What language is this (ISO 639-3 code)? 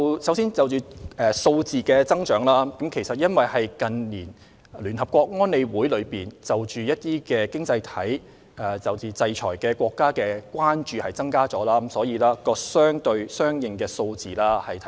yue